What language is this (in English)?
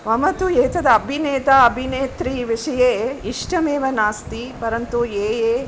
Sanskrit